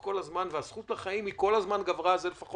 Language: Hebrew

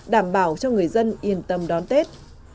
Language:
Vietnamese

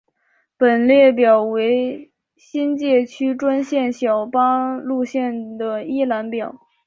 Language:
Chinese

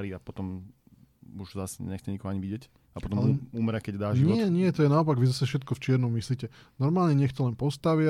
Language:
Slovak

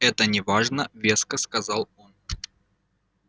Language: Russian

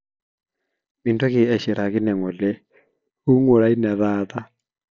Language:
Masai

